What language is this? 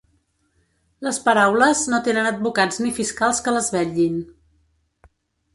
Catalan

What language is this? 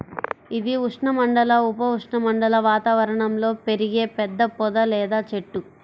Telugu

